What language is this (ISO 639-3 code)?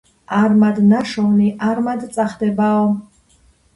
kat